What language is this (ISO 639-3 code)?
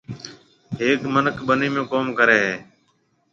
mve